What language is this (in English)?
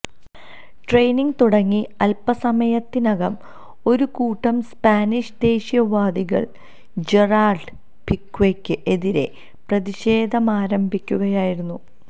Malayalam